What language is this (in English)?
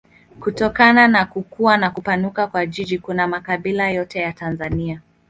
Swahili